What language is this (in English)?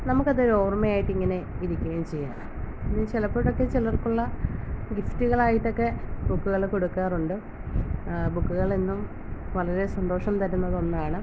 Malayalam